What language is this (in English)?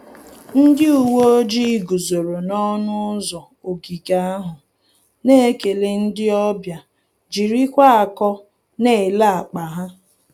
Igbo